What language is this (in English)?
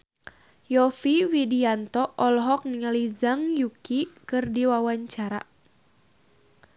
Sundanese